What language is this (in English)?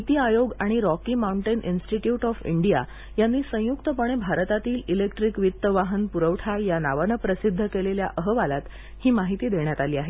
Marathi